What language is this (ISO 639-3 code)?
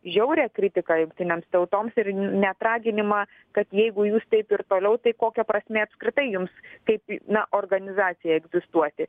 lit